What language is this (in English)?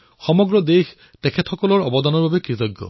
Assamese